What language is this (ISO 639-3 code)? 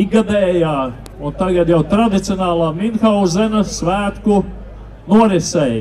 lav